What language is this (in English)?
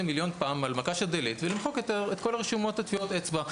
Hebrew